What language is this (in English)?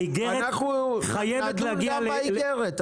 Hebrew